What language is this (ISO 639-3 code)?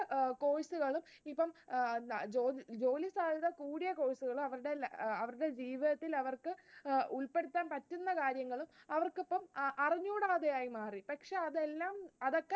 mal